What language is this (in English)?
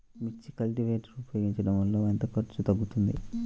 Telugu